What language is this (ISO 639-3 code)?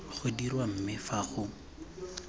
tsn